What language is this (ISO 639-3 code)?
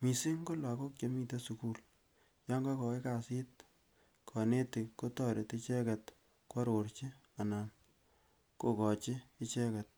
kln